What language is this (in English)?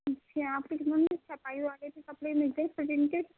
Urdu